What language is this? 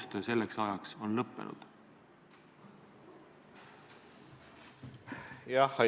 Estonian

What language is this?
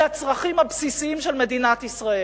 Hebrew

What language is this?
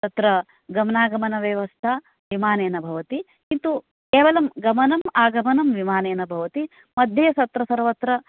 Sanskrit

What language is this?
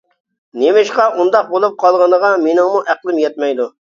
Uyghur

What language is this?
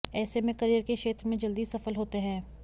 Hindi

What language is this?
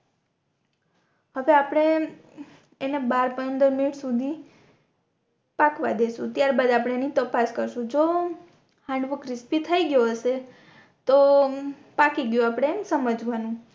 Gujarati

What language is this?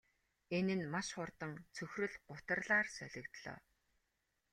Mongolian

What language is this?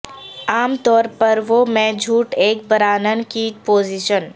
Urdu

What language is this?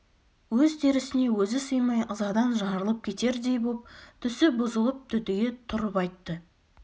Kazakh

